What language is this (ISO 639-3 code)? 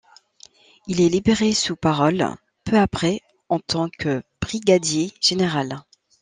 fra